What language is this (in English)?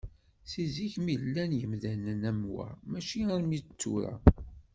Kabyle